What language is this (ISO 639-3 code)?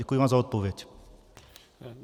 ces